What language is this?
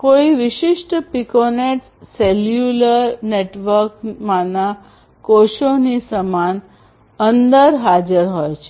Gujarati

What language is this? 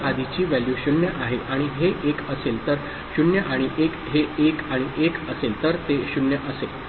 Marathi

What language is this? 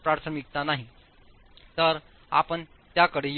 Marathi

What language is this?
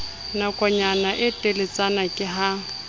Southern Sotho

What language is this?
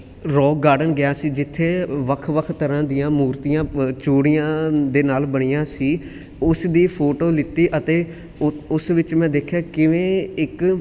Punjabi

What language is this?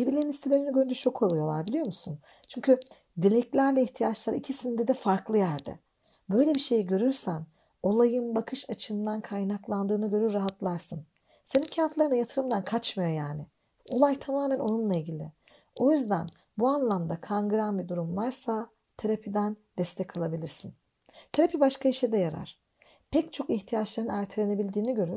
Turkish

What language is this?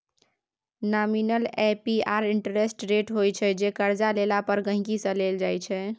Maithili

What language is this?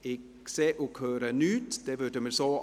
Swiss German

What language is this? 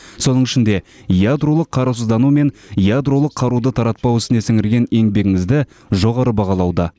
Kazakh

